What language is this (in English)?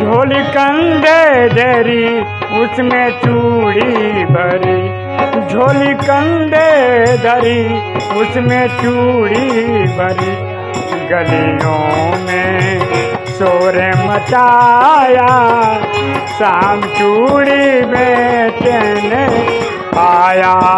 Hindi